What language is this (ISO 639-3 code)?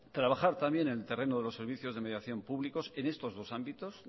spa